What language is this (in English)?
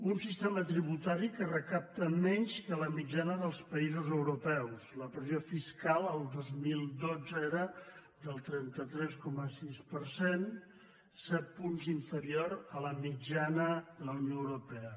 Catalan